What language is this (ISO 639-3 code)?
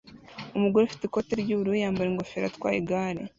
kin